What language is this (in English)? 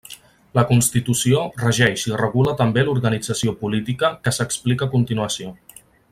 Catalan